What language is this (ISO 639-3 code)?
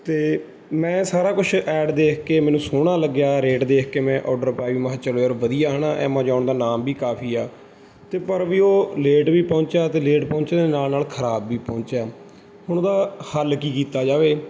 pan